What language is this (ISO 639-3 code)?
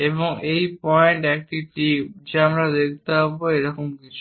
ben